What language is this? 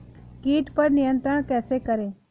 Hindi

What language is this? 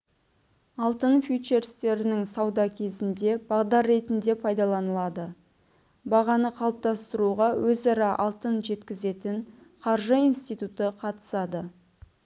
Kazakh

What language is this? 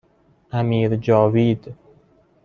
Persian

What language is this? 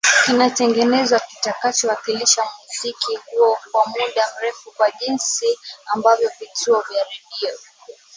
Swahili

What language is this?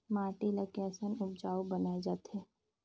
Chhattisgarhi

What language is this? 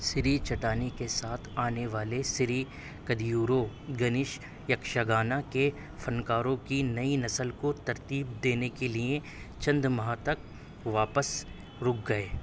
Urdu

